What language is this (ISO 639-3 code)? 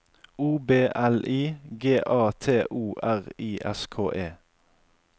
nor